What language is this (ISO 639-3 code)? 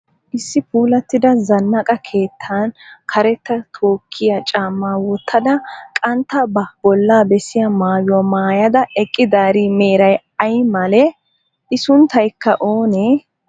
wal